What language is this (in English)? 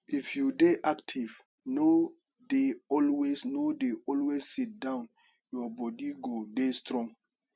Nigerian Pidgin